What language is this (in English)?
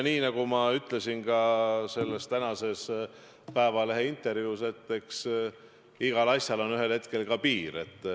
Estonian